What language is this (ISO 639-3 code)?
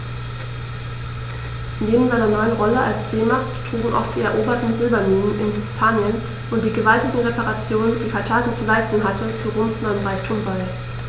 deu